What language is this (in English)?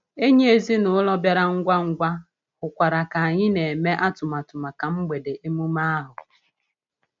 Igbo